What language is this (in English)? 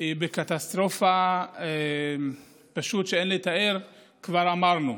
Hebrew